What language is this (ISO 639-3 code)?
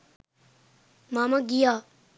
sin